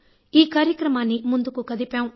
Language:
Telugu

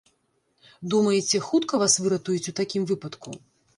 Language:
Belarusian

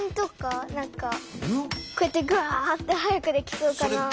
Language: Japanese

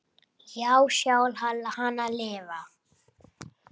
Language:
Icelandic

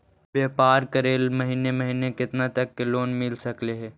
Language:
Magahi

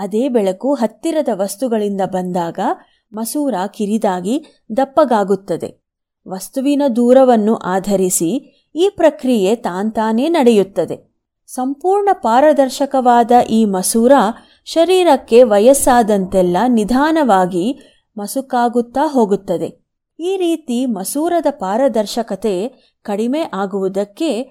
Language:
Kannada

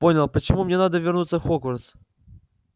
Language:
Russian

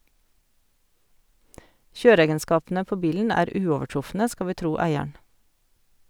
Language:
Norwegian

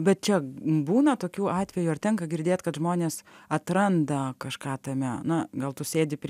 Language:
Lithuanian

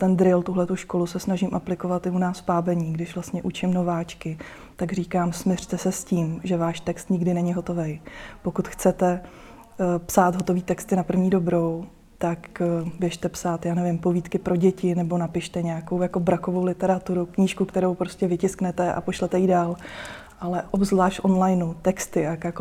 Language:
Czech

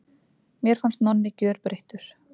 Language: Icelandic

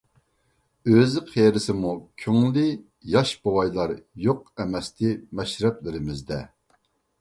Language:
Uyghur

